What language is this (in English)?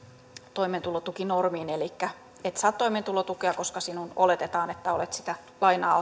Finnish